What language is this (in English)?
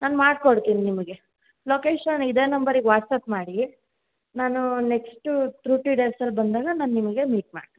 Kannada